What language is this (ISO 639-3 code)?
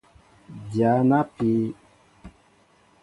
mbo